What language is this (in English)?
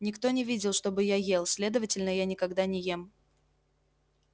Russian